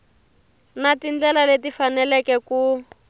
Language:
Tsonga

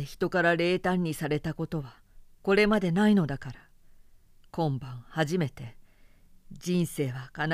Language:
Japanese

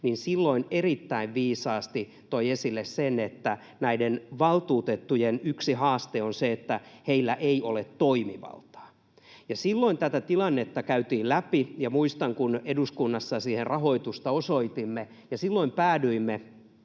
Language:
Finnish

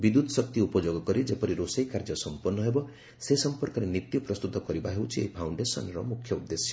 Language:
Odia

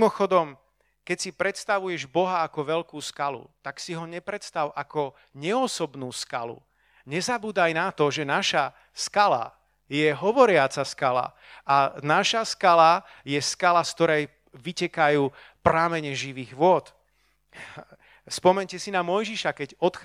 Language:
Slovak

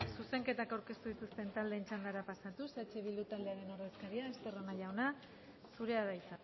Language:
Basque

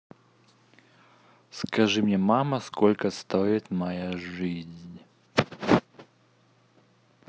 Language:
Russian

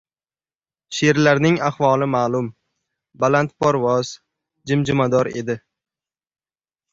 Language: Uzbek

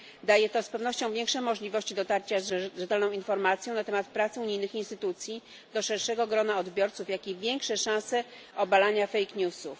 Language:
Polish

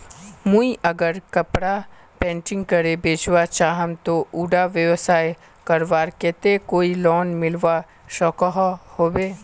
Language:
Magahi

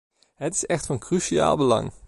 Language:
Dutch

